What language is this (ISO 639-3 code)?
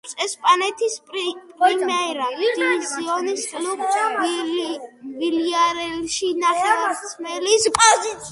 kat